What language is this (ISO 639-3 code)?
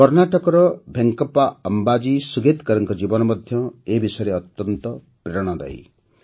ori